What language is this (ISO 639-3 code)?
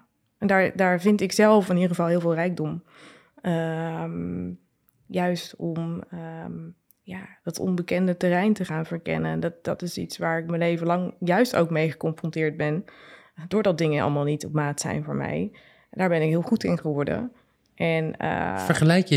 nld